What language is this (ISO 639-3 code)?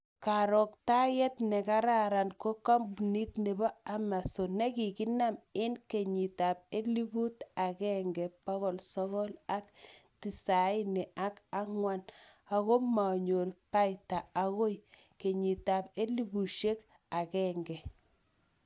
kln